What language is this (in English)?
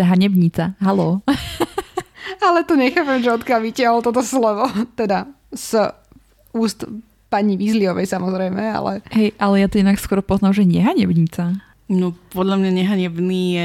Slovak